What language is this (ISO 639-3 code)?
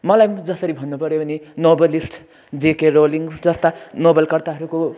nep